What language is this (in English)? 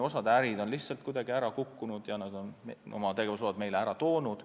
Estonian